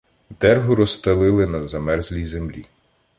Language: Ukrainian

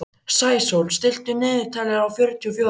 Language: Icelandic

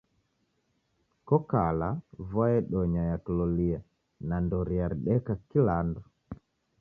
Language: Taita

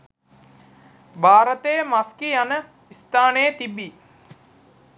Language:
Sinhala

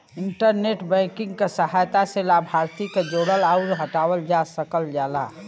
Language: Bhojpuri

